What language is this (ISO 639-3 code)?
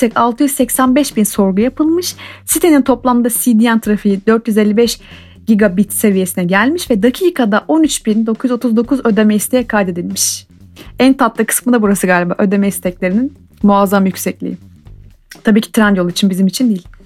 tur